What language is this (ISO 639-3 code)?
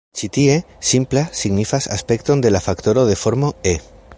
epo